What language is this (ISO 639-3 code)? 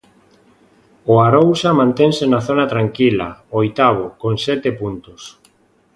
glg